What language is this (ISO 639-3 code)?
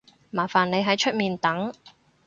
yue